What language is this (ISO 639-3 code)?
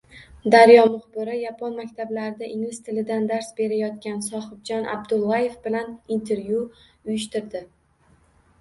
uzb